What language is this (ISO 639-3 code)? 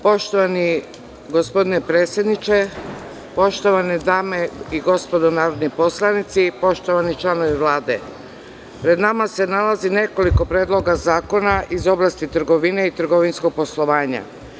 srp